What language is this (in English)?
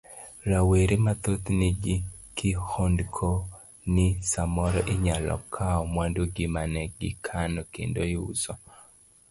Luo (Kenya and Tanzania)